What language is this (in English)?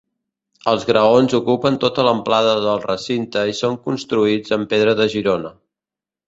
Catalan